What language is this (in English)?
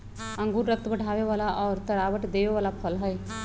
Magahi